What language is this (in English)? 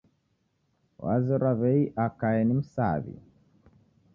Taita